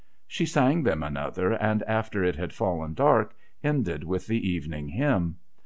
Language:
English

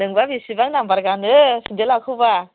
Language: Bodo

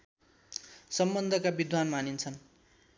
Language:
Nepali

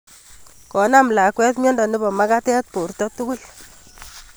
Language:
Kalenjin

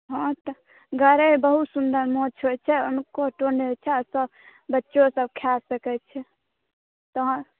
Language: Maithili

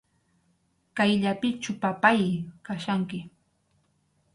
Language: Arequipa-La Unión Quechua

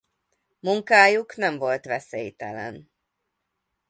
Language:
Hungarian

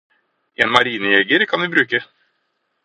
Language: Norwegian Bokmål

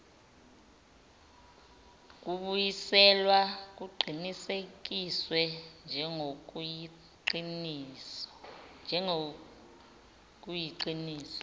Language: Zulu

